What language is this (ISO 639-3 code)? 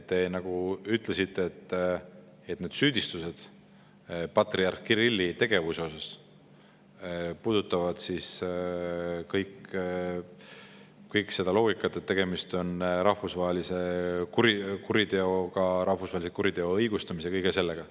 est